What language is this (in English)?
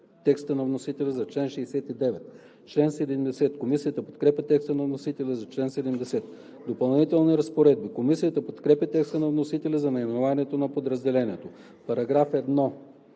Bulgarian